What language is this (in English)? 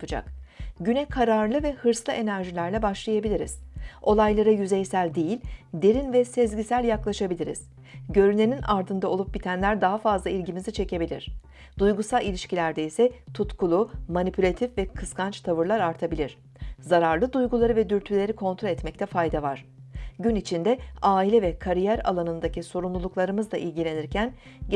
Turkish